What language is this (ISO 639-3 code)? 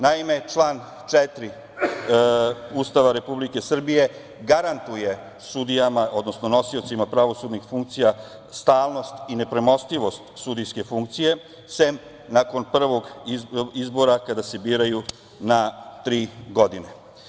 srp